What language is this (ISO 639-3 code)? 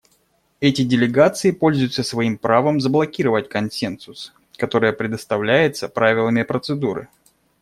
rus